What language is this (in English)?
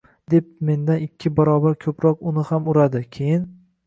Uzbek